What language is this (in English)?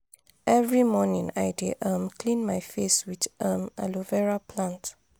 Nigerian Pidgin